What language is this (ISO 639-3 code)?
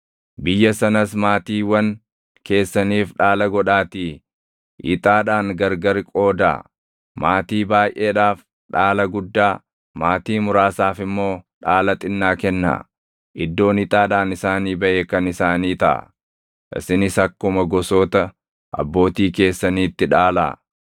orm